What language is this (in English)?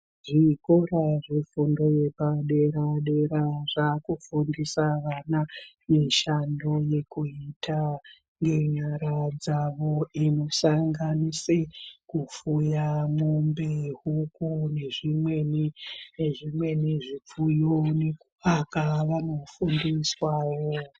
Ndau